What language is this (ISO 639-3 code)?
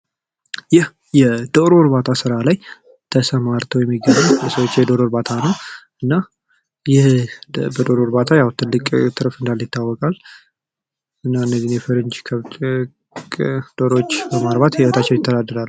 amh